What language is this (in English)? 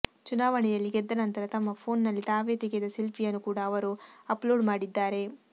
Kannada